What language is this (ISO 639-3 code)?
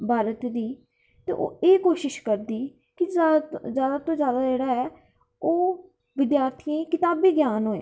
doi